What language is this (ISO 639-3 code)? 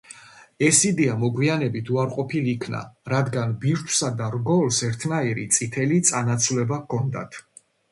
kat